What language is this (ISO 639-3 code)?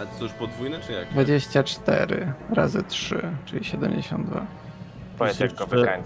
pol